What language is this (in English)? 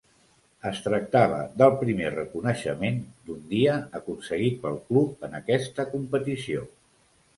Catalan